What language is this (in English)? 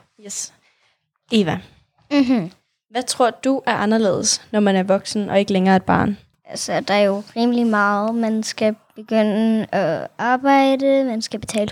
Danish